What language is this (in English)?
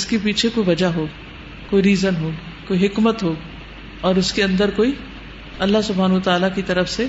Urdu